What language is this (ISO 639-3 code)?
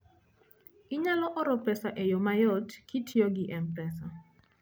luo